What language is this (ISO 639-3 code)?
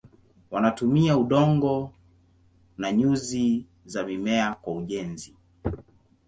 swa